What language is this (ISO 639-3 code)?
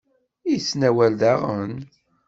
kab